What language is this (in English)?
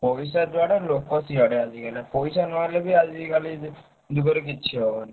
Odia